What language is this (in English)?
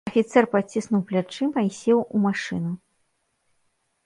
Belarusian